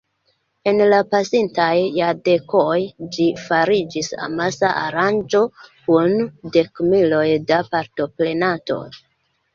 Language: Esperanto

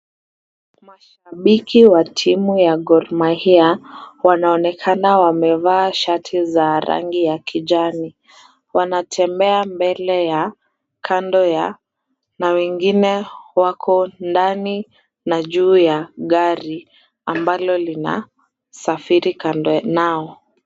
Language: Swahili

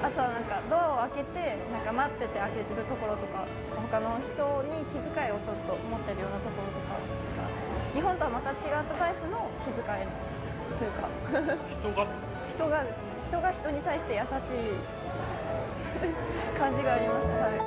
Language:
Japanese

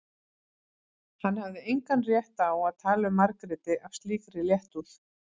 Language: Icelandic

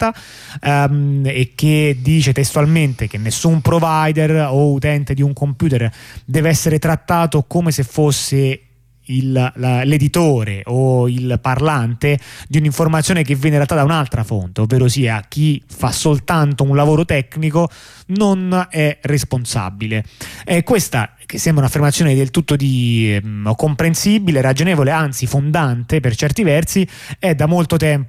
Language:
Italian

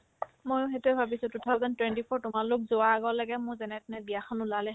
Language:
Assamese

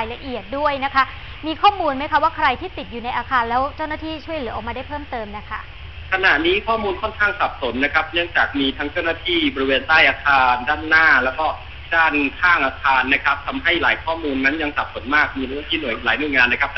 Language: Thai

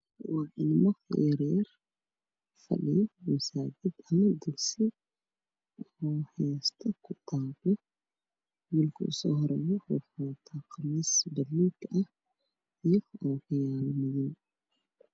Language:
Somali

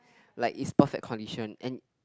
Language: English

